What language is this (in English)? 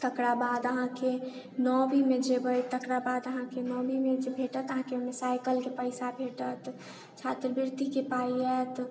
Maithili